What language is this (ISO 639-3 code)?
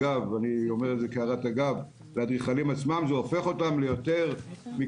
heb